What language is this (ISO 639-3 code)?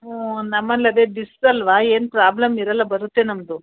kan